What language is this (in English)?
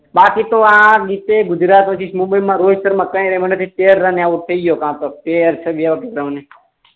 Gujarati